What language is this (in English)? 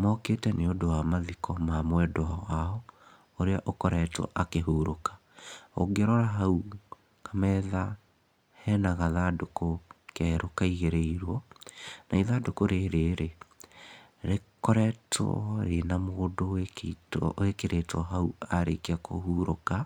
Kikuyu